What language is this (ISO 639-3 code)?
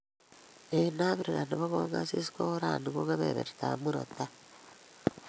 kln